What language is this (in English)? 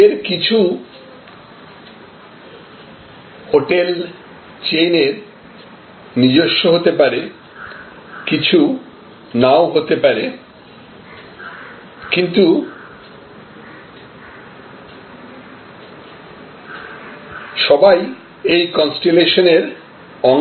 Bangla